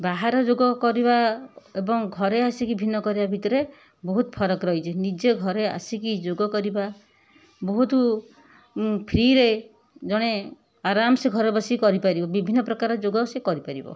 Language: Odia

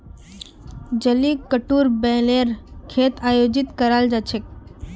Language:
Magahi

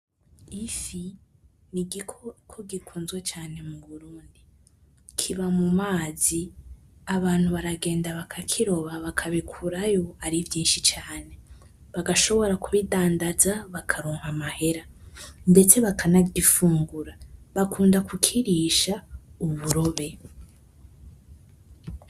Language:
Rundi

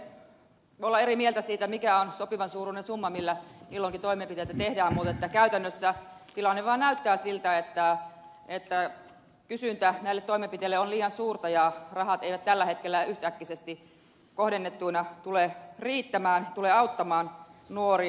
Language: Finnish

